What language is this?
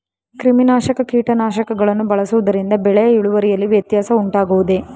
Kannada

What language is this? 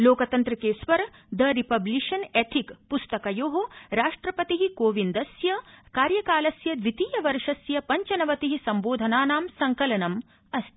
Sanskrit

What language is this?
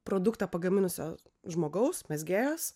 Lithuanian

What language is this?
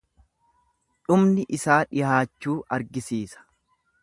Oromo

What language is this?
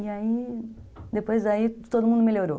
Portuguese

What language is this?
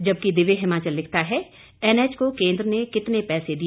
Hindi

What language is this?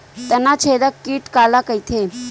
Chhattisgarhi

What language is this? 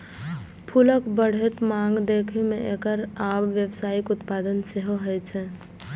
Maithili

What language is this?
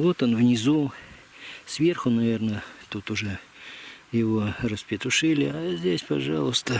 Russian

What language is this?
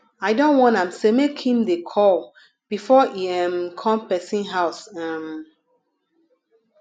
Nigerian Pidgin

